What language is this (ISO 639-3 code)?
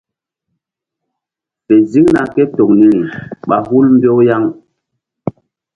mdd